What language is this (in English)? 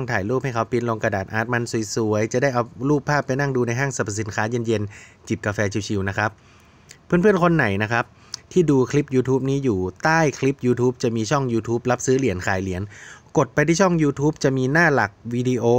Thai